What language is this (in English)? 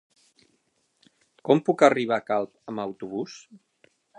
Catalan